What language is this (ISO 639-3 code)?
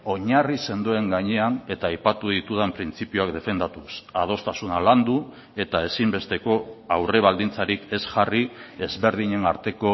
eus